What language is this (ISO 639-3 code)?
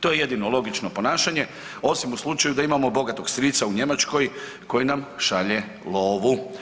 hrv